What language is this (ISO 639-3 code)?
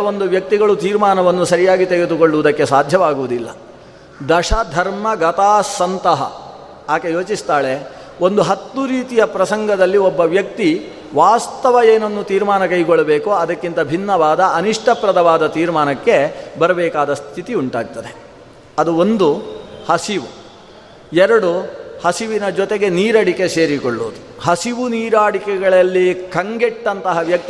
kan